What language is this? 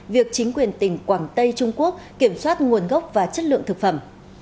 Vietnamese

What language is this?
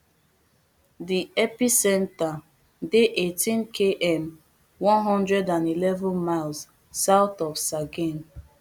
Nigerian Pidgin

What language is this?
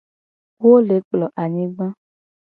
Gen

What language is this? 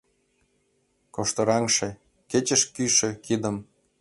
Mari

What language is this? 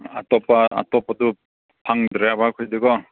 Manipuri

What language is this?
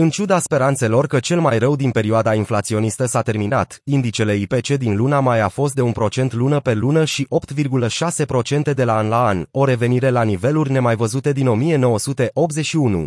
Romanian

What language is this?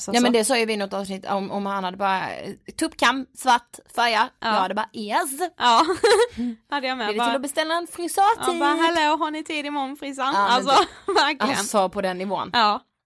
Swedish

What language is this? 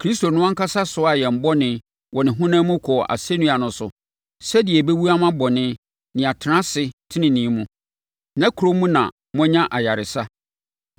Akan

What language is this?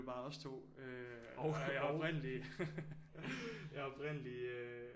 Danish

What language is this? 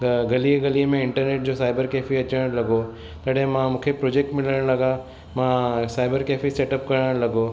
Sindhi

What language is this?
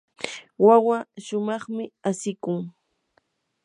Yanahuanca Pasco Quechua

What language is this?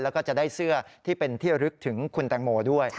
Thai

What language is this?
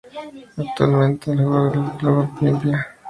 Spanish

